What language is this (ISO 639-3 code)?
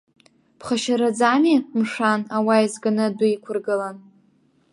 abk